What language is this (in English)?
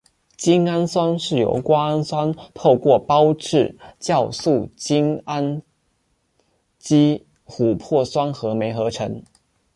Chinese